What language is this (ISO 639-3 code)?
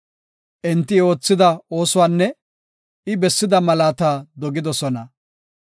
gof